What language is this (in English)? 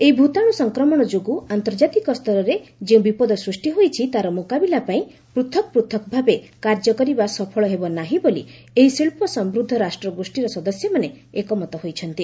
Odia